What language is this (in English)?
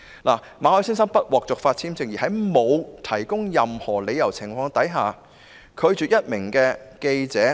Cantonese